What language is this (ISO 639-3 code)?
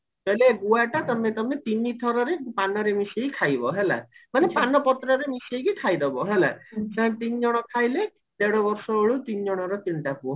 ori